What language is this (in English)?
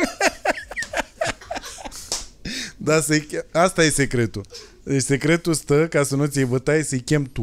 Romanian